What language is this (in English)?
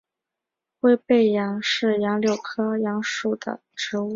Chinese